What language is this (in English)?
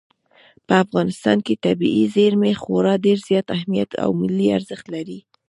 Pashto